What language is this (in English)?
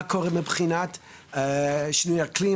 Hebrew